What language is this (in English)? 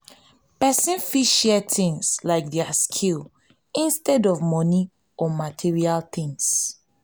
Nigerian Pidgin